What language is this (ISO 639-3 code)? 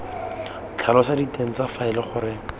tsn